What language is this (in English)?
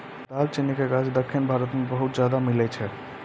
Maithili